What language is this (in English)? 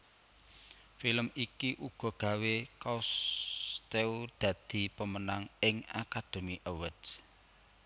Javanese